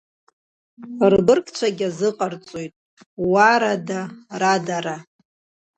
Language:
Abkhazian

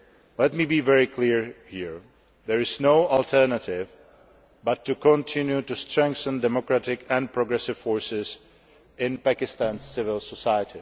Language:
English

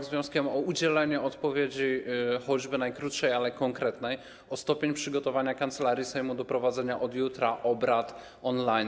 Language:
Polish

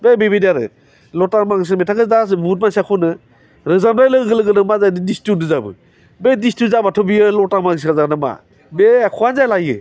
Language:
Bodo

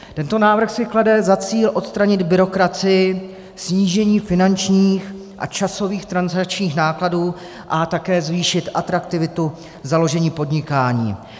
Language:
Czech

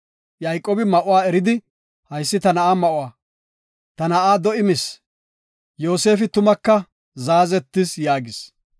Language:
Gofa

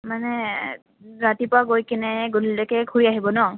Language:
Assamese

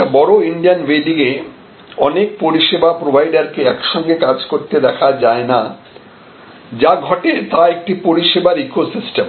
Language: Bangla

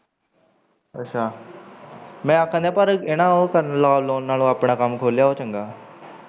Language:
Punjabi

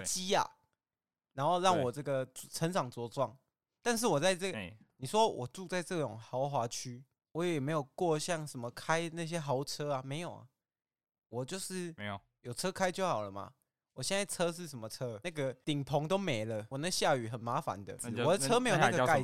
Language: Chinese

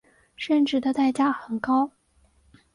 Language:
Chinese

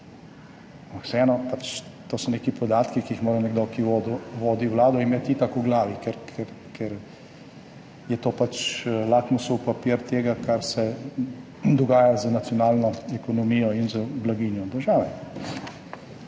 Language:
Slovenian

